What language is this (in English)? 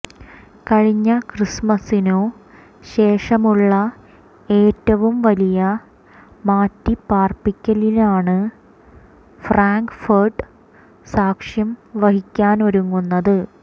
Malayalam